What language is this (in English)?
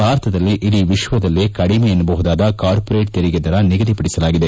Kannada